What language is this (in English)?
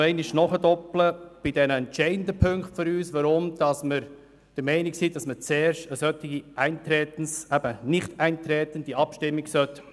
Swiss German